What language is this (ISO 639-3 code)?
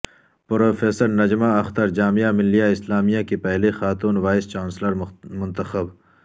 urd